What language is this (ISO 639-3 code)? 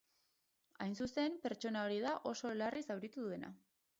eus